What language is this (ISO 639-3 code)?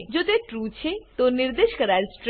guj